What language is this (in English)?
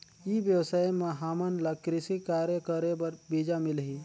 Chhattisgarhi